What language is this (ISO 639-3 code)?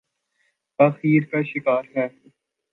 urd